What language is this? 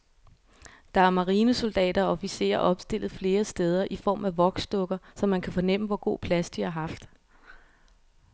Danish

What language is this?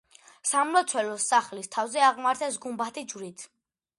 Georgian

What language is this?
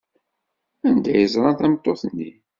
Kabyle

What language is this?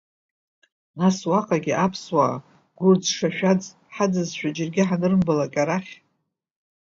Abkhazian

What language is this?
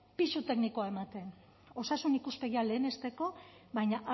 Basque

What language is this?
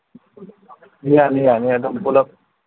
Manipuri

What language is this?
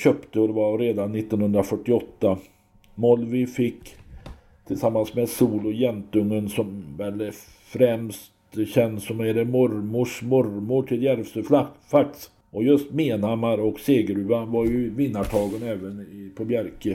Swedish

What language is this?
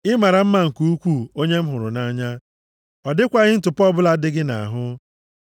Igbo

